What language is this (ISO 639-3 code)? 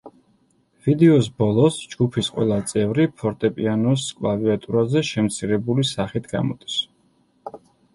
kat